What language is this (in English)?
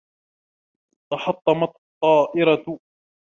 Arabic